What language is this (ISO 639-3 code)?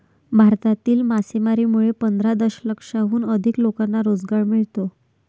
mar